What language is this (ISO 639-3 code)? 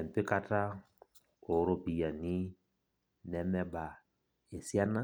mas